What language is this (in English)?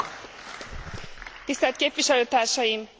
Hungarian